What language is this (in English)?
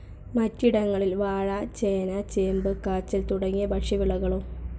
Malayalam